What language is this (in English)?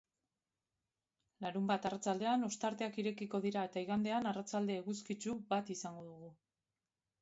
Basque